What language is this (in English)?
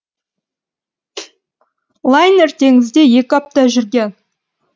Kazakh